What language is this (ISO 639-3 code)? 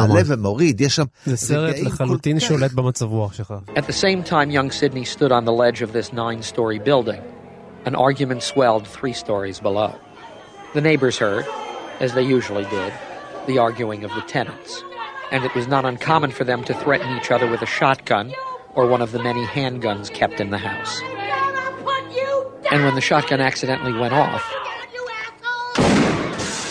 heb